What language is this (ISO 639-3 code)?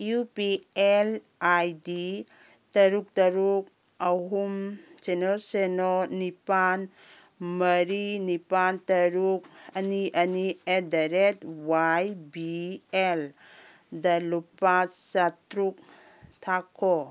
mni